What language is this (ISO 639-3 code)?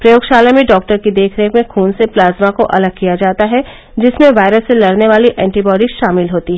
hin